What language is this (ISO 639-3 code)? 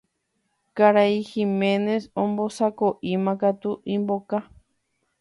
grn